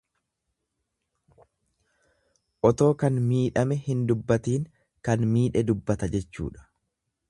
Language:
Oromo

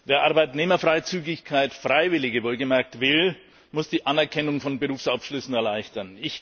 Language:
German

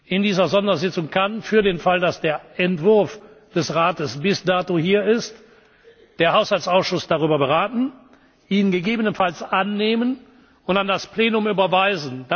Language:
German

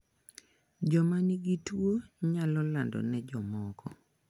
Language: Luo (Kenya and Tanzania)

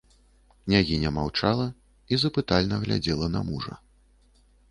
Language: Belarusian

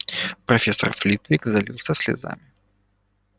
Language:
Russian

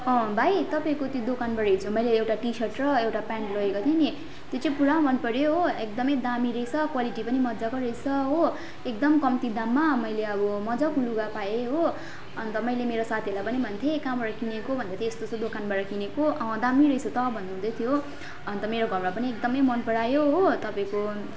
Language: Nepali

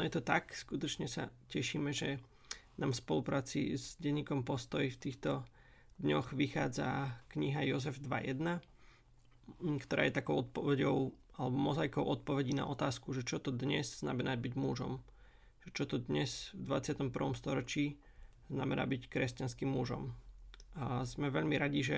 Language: Slovak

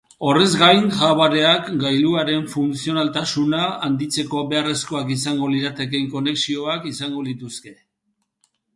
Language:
Basque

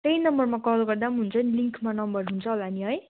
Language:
Nepali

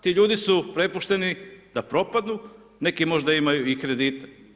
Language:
Croatian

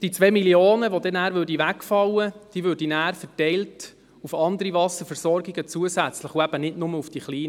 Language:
Swiss German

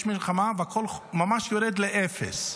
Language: Hebrew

